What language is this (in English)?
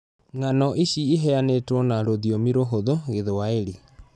Kikuyu